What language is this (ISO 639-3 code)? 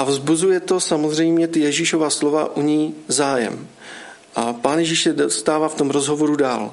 ces